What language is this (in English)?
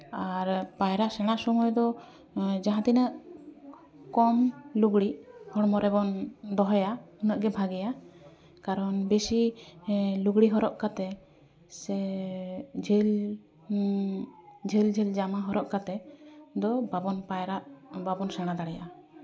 Santali